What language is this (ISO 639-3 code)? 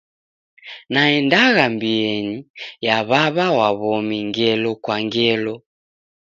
dav